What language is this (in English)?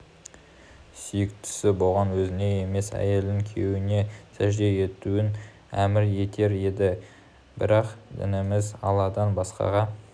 Kazakh